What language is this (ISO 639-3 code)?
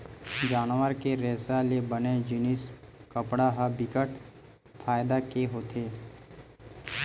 hne